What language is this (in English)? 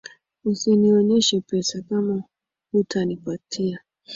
Swahili